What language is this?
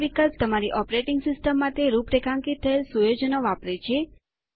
Gujarati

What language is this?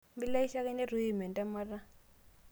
Masai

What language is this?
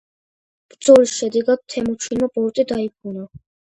Georgian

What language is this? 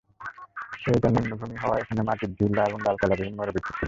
Bangla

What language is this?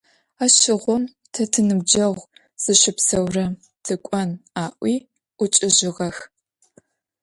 Adyghe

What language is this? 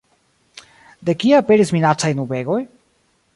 Esperanto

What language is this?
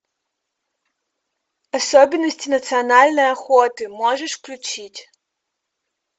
Russian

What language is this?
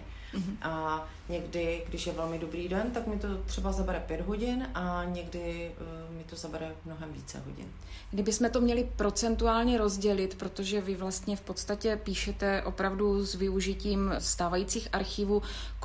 Czech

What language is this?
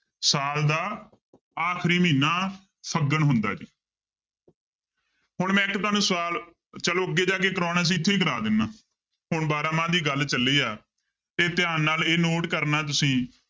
Punjabi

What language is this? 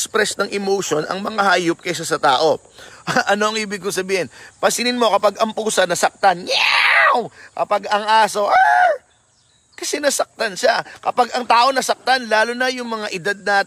Filipino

